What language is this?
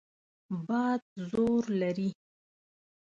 Pashto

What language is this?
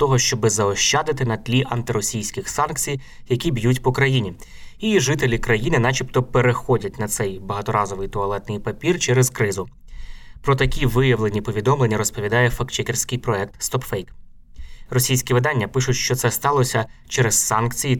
Ukrainian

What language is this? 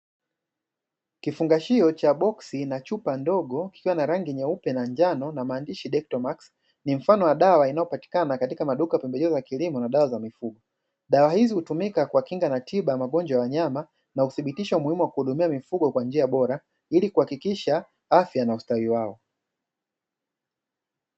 Swahili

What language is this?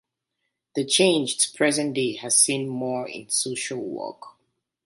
English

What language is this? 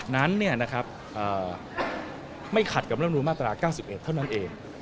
Thai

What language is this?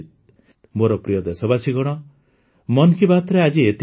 Odia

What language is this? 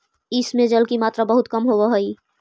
Magahi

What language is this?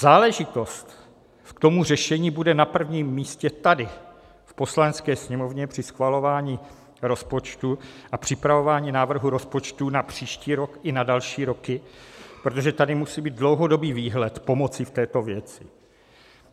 Czech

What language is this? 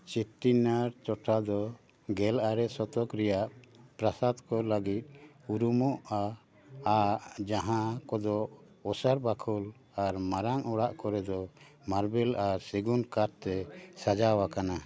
Santali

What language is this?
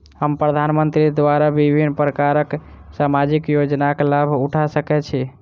Maithili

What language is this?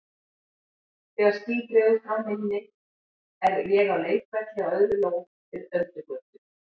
Icelandic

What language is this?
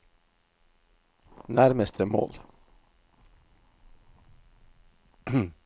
Norwegian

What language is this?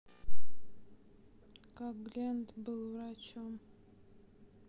Russian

